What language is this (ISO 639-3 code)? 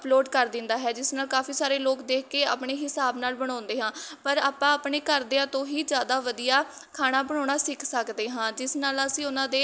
pan